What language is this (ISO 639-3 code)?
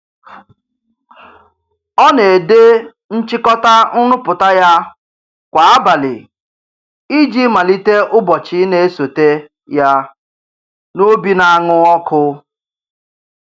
ibo